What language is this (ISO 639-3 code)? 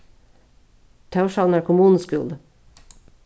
fao